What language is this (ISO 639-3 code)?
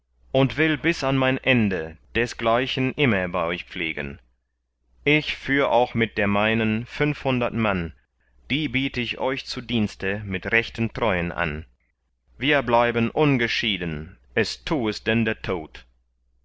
deu